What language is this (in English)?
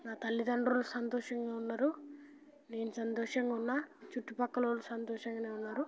Telugu